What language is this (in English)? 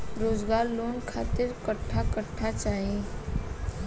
Bhojpuri